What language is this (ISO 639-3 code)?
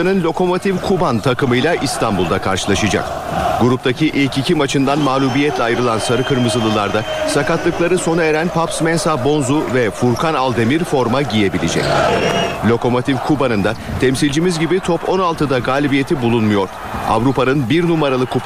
tur